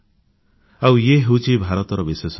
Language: Odia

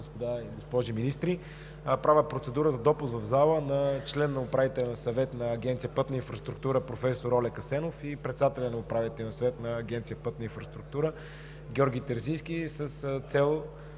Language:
Bulgarian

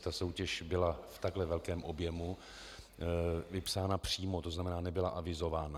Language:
Czech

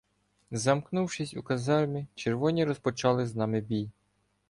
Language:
Ukrainian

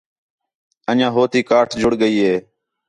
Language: Khetrani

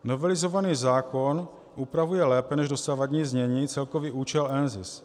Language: Czech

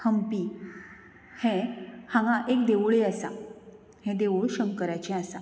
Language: Konkani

